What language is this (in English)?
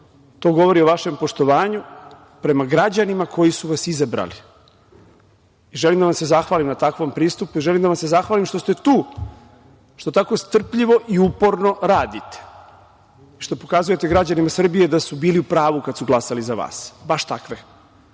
Serbian